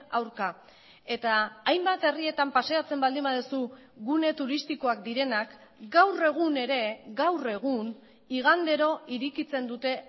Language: Basque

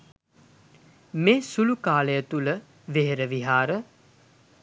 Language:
Sinhala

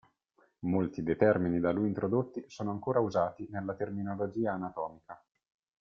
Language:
Italian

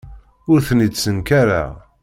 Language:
Kabyle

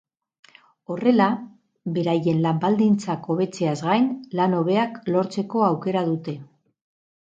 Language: Basque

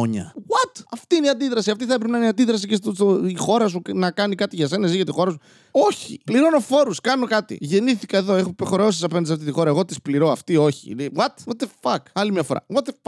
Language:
Greek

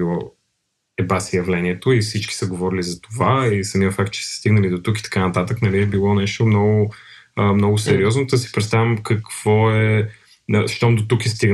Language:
Bulgarian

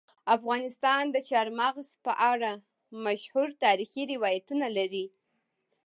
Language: Pashto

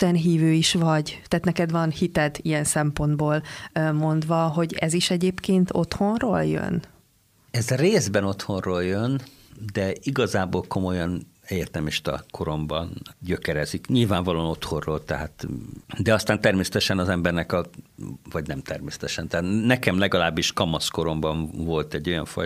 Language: Hungarian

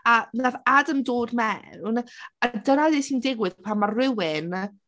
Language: Welsh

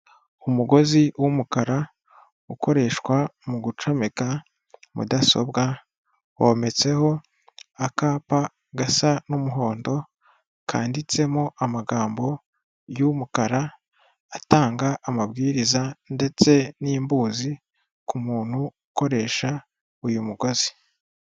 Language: Kinyarwanda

